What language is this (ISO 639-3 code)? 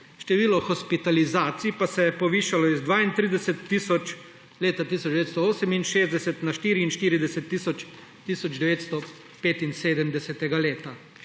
slv